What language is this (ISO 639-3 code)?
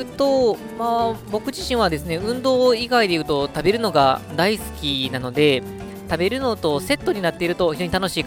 jpn